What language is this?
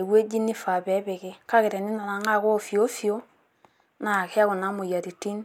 Masai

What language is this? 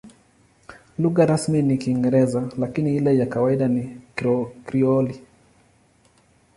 Swahili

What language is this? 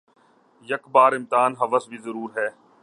Urdu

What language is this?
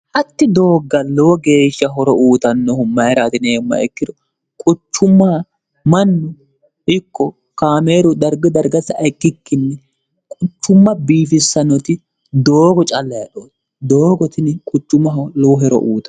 Sidamo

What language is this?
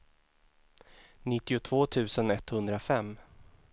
Swedish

